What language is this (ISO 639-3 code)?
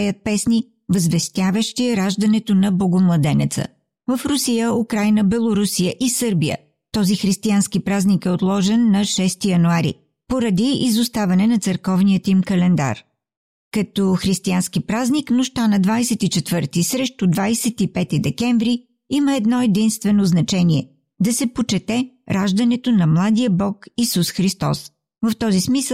bul